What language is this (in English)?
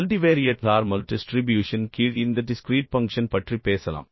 Tamil